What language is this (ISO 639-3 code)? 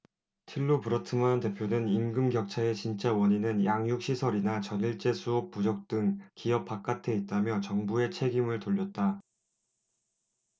kor